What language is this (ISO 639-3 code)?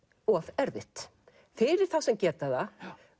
isl